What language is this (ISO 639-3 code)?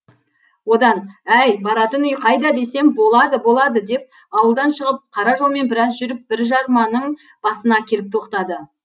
kaz